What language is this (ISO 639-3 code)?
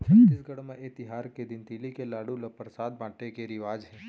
hne